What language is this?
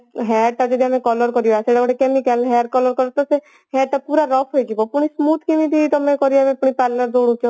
Odia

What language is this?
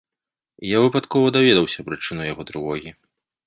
Belarusian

